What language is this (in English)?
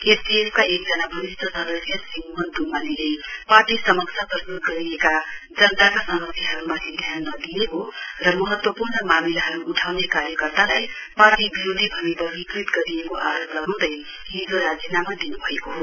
Nepali